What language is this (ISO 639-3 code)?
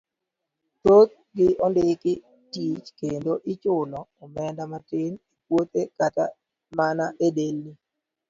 luo